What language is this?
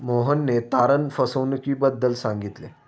Marathi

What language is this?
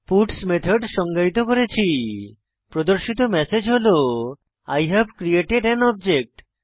Bangla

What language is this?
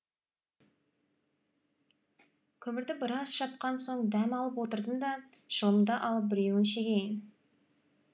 Kazakh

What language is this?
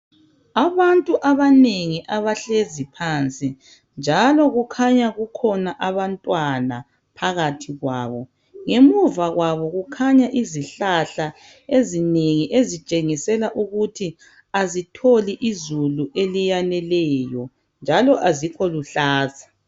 North Ndebele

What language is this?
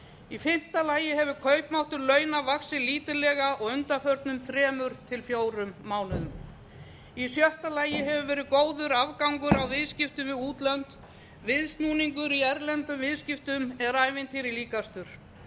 Icelandic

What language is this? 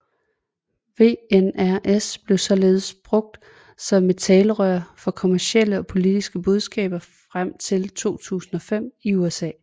Danish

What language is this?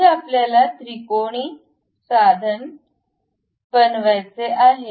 Marathi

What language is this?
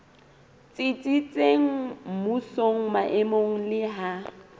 Southern Sotho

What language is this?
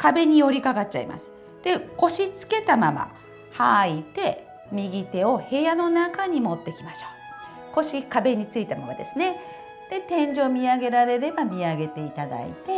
Japanese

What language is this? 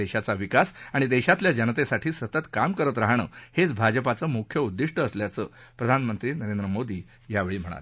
Marathi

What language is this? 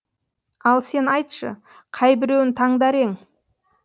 Kazakh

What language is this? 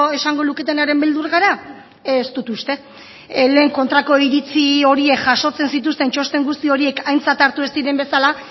Basque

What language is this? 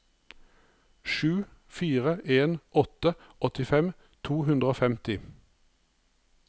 Norwegian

